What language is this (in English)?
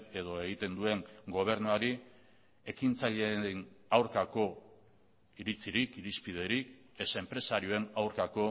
Basque